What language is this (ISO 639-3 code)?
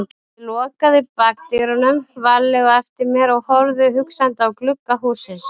isl